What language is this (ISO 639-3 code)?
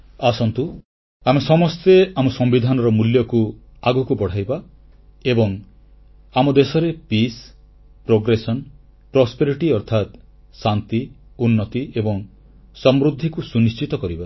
ori